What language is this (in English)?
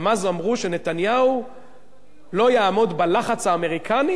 Hebrew